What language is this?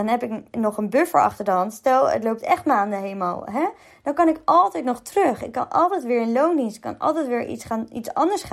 Dutch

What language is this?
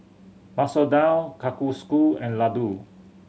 English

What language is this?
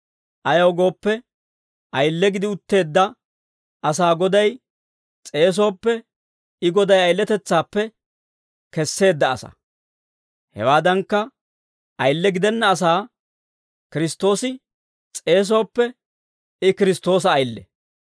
Dawro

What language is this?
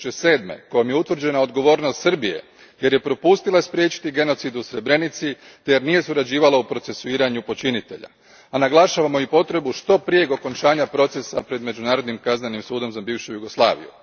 Croatian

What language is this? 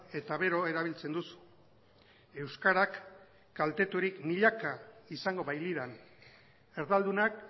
Basque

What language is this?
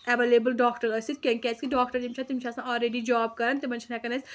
Kashmiri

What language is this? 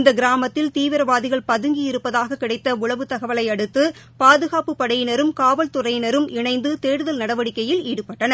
Tamil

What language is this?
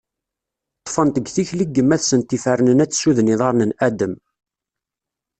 Kabyle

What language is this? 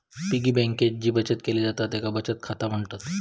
Marathi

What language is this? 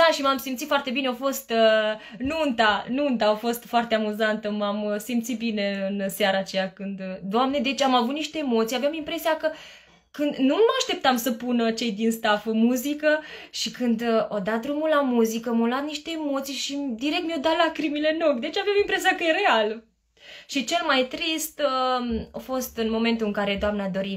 Romanian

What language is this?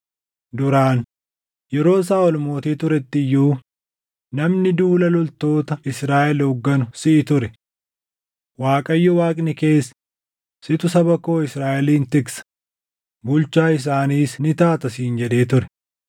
Oromo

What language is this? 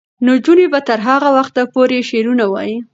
Pashto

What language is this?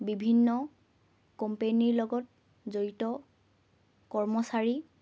Assamese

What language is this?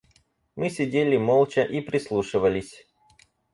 Russian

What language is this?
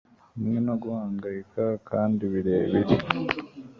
Kinyarwanda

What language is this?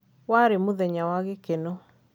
Kikuyu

